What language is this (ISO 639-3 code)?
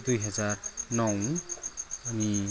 nep